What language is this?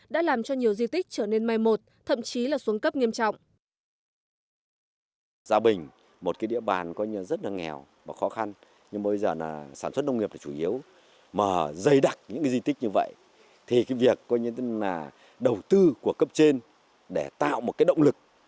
Vietnamese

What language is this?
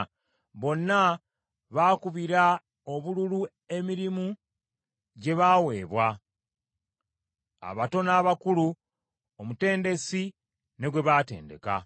Ganda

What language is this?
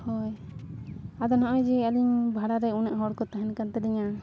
Santali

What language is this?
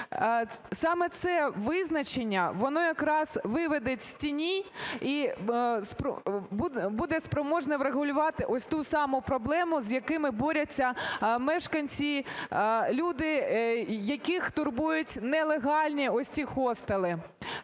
Ukrainian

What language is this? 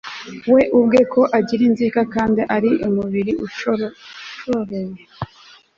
Kinyarwanda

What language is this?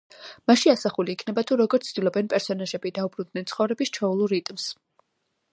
Georgian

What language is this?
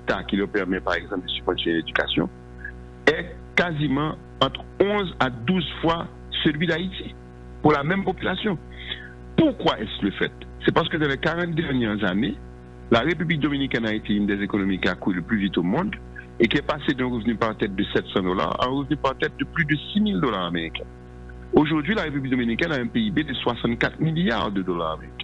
French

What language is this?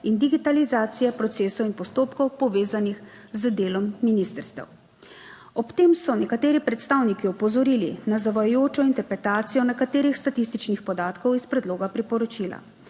Slovenian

